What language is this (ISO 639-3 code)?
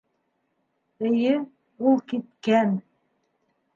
bak